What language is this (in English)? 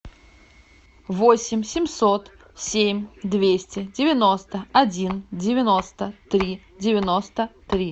Russian